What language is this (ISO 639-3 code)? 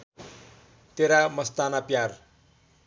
nep